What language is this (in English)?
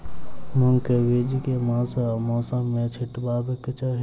Maithili